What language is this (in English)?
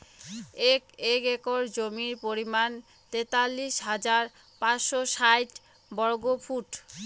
Bangla